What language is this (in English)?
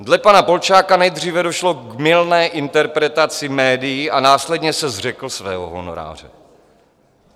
Czech